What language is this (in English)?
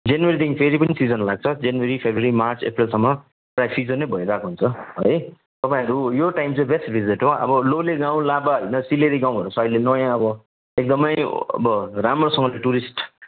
Nepali